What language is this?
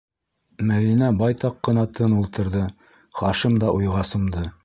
Bashkir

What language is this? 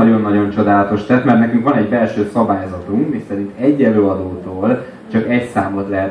Hungarian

